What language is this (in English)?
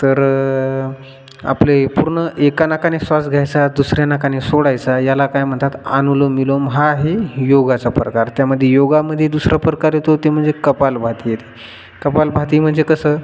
Marathi